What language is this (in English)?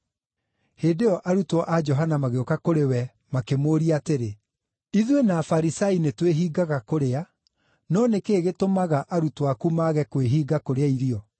Kikuyu